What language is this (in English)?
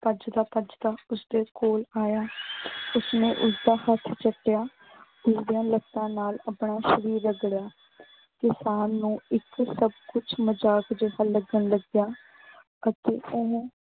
Punjabi